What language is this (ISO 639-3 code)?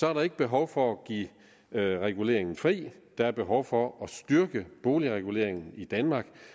dan